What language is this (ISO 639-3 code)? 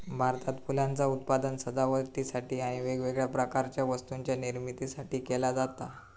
mar